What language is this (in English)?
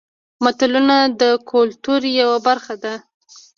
Pashto